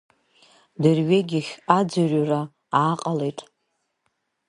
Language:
Abkhazian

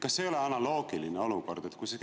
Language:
Estonian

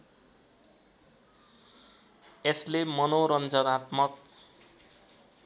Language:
Nepali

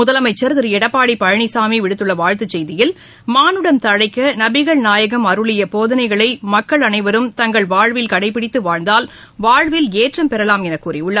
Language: Tamil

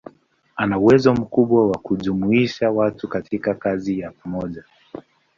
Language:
Swahili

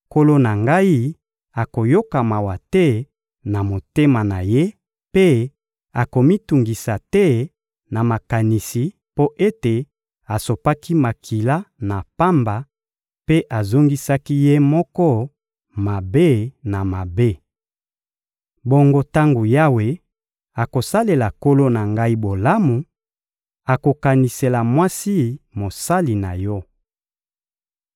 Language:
Lingala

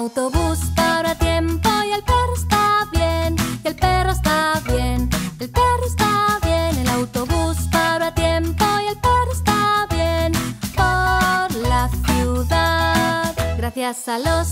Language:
Spanish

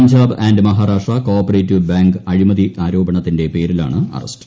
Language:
Malayalam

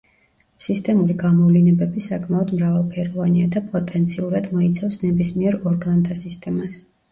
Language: Georgian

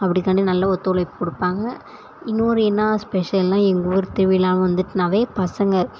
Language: Tamil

